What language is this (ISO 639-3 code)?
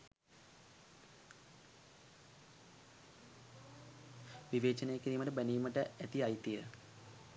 sin